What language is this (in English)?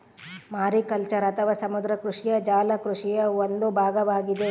Kannada